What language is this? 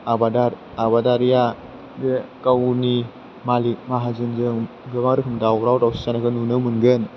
Bodo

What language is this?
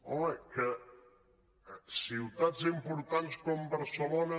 Catalan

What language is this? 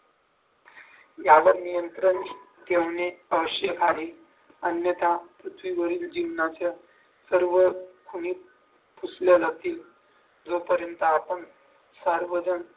Marathi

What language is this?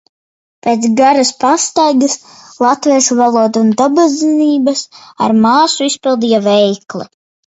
Latvian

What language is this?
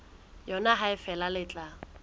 Southern Sotho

